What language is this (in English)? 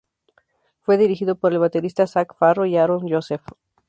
Spanish